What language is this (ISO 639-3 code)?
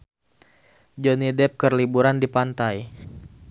sun